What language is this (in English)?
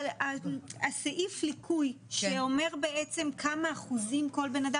Hebrew